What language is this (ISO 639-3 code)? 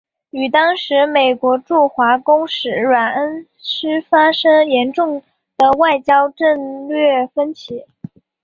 zho